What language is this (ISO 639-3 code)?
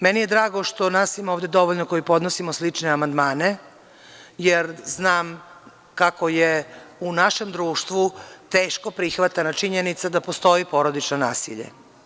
srp